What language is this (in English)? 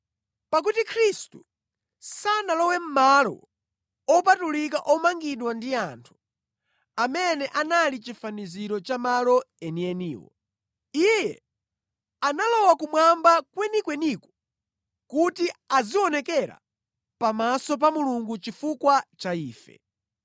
Nyanja